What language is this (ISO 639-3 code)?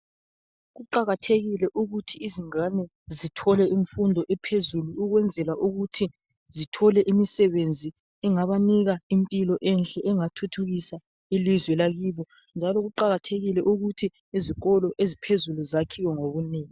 nde